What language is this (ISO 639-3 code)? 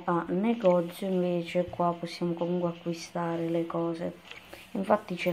ita